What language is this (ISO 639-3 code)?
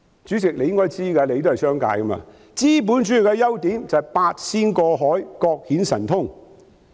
yue